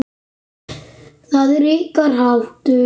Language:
Icelandic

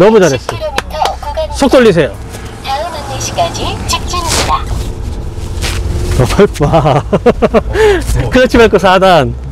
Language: Korean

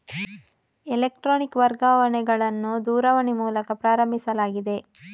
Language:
Kannada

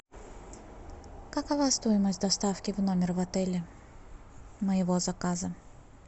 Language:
Russian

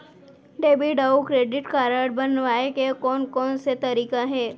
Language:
Chhattisgarhi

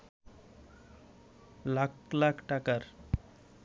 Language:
Bangla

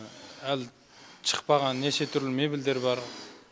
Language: Kazakh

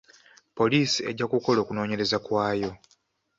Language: Ganda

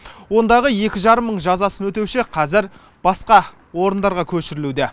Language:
Kazakh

